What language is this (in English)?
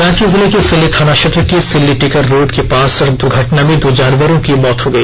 Hindi